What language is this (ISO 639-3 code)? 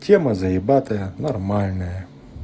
rus